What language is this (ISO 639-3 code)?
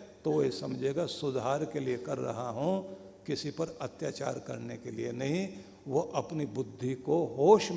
hin